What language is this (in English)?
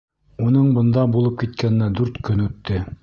Bashkir